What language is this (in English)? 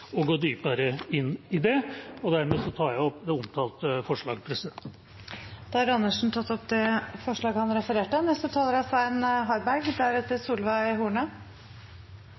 Norwegian